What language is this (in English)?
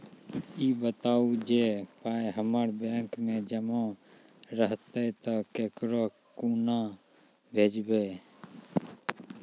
Maithili